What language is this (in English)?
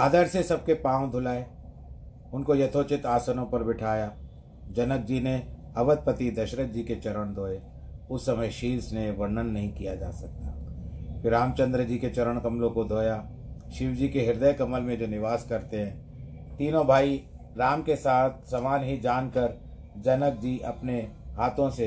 Hindi